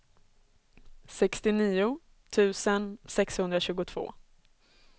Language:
Swedish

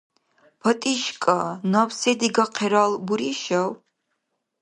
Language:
Dargwa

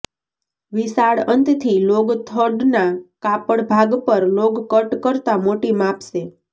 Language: Gujarati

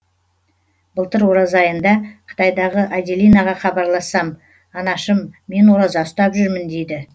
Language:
Kazakh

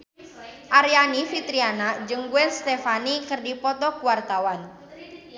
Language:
Sundanese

